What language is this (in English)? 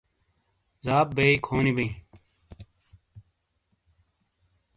Shina